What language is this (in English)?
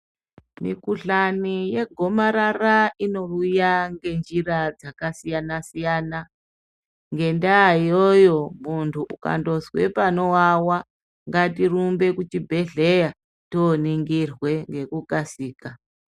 Ndau